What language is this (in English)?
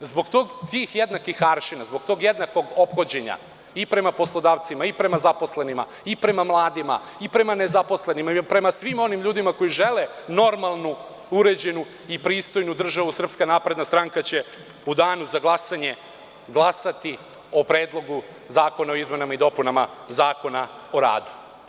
Serbian